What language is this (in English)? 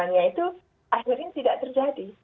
Indonesian